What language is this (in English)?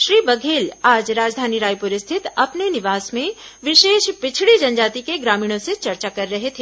Hindi